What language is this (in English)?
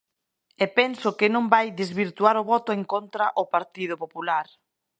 Galician